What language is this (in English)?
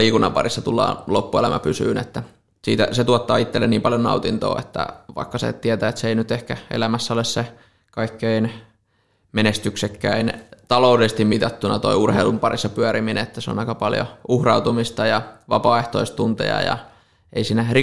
Finnish